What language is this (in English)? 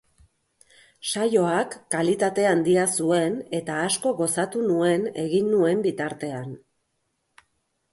Basque